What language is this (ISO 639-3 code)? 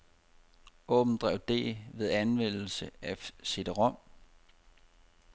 dan